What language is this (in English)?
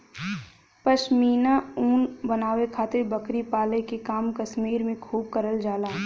Bhojpuri